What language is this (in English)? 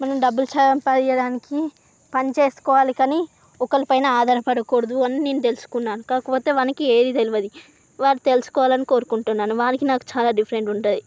Telugu